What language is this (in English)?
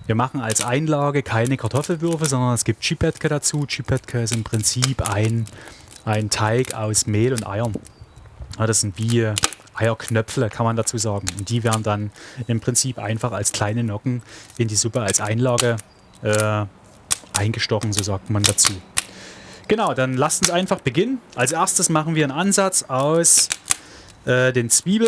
German